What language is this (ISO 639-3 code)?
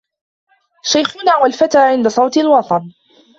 ara